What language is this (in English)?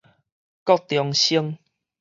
Min Nan Chinese